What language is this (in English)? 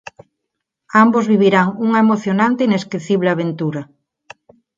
Galician